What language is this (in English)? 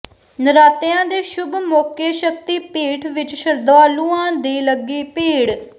Punjabi